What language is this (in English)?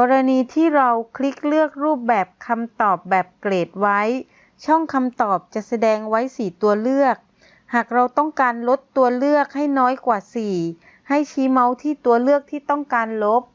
Thai